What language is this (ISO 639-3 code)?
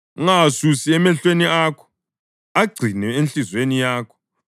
nde